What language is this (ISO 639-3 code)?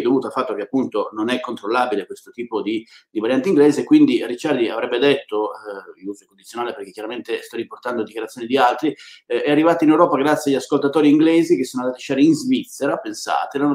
ita